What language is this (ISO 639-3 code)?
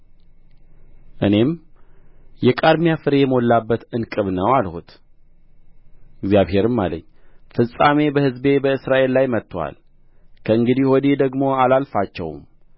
amh